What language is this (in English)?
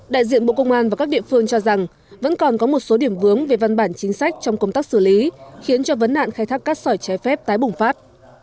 Vietnamese